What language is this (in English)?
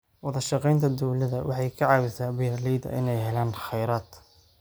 Somali